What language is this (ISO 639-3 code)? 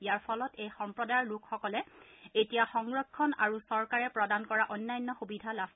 asm